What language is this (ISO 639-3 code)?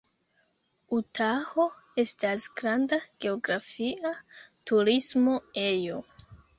epo